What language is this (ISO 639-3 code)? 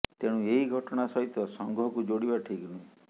ori